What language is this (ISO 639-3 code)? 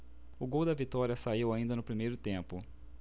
por